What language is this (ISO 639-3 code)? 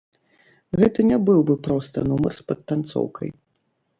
bel